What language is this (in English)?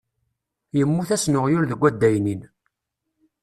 Kabyle